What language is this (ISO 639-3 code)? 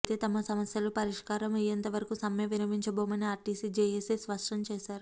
tel